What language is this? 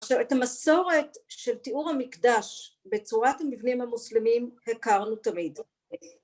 Hebrew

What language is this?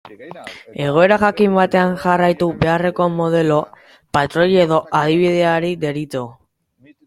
Basque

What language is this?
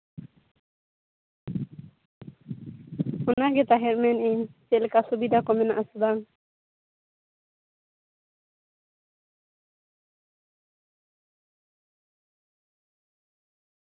Santali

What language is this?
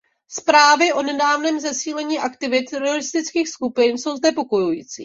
Czech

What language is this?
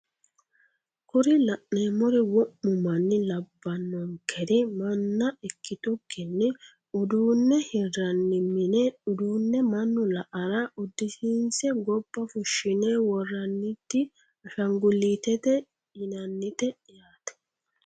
Sidamo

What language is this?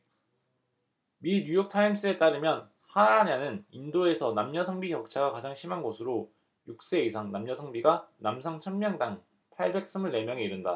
Korean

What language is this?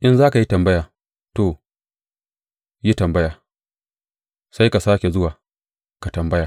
Hausa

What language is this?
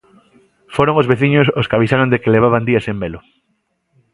Galician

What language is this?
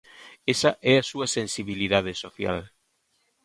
Galician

